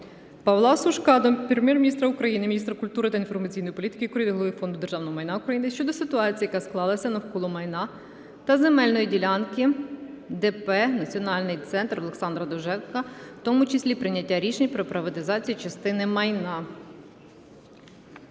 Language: Ukrainian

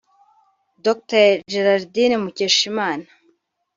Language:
Kinyarwanda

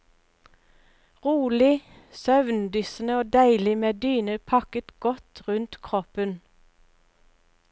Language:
Norwegian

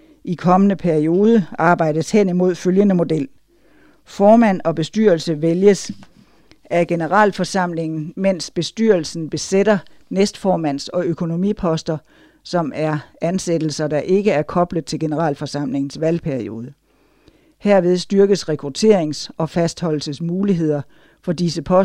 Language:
Danish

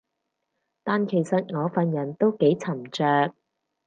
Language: Cantonese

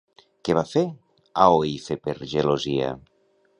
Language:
Catalan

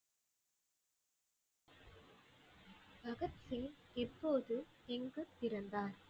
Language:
Tamil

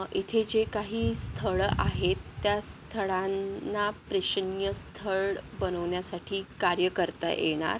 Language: Marathi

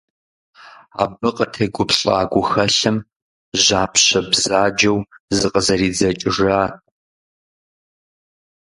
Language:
Kabardian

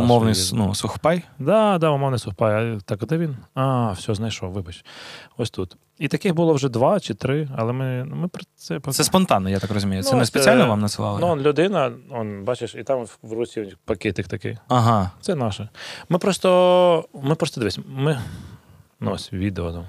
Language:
Ukrainian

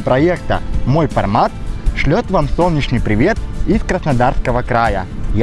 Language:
Russian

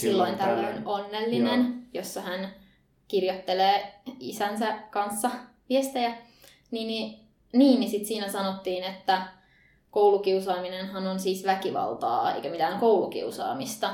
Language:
Finnish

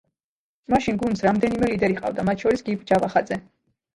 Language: Georgian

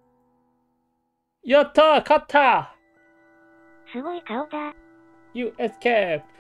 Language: Japanese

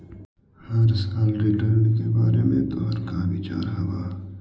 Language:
Magahi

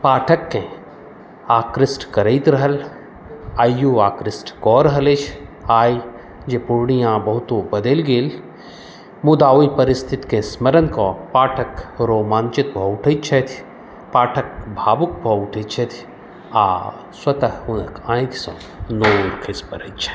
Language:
Maithili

